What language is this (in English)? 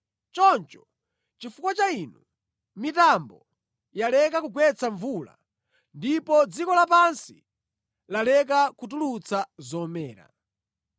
Nyanja